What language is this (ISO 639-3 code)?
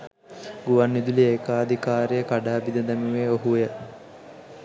sin